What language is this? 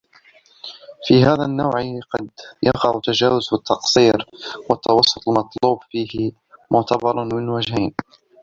Arabic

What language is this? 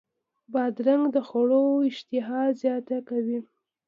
Pashto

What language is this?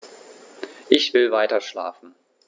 German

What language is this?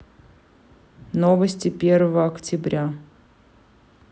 Russian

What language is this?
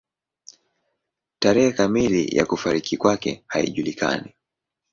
Swahili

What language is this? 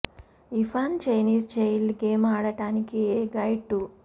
Telugu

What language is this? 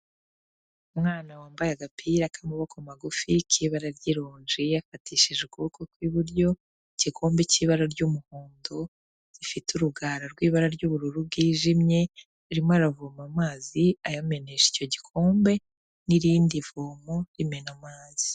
Kinyarwanda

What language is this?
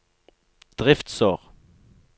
Norwegian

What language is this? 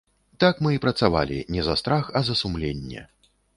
Belarusian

